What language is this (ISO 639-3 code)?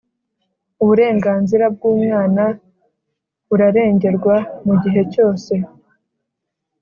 kin